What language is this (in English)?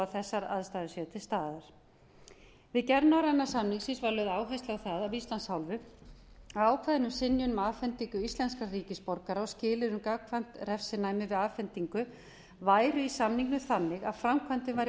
Icelandic